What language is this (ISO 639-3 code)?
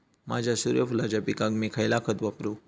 mar